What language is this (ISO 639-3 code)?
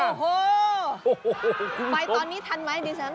tha